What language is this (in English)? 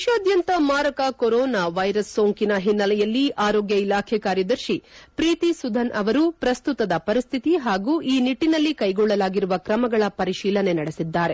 Kannada